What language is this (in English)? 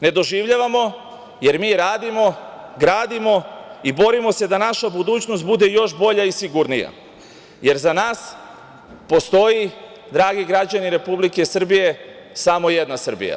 Serbian